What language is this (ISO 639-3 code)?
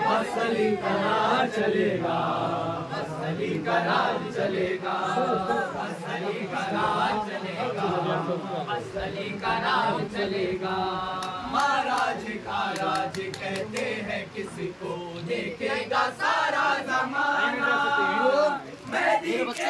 ara